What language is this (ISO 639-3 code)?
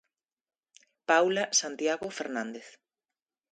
glg